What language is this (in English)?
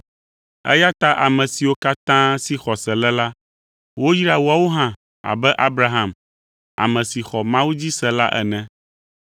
Ewe